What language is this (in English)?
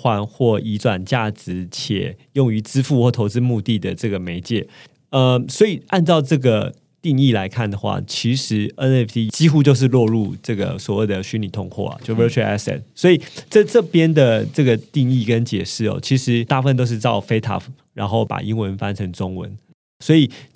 Chinese